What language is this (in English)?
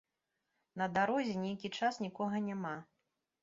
Belarusian